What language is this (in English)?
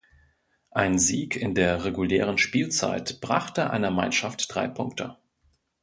German